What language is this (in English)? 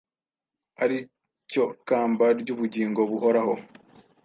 Kinyarwanda